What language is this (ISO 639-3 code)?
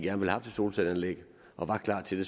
dan